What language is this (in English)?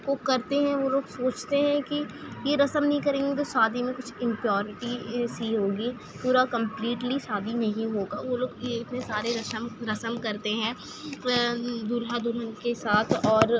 Urdu